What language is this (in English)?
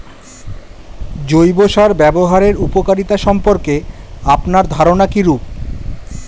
Bangla